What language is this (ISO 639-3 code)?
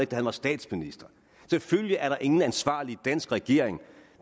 dan